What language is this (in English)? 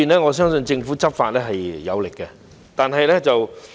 Cantonese